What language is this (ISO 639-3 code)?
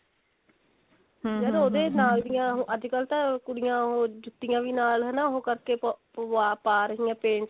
pan